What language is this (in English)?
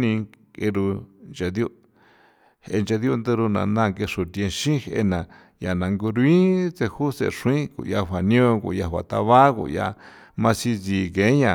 San Felipe Otlaltepec Popoloca